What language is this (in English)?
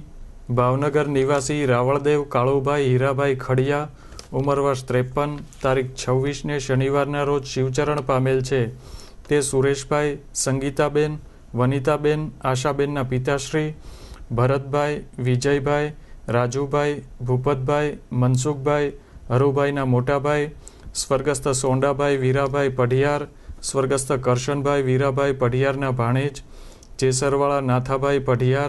Hindi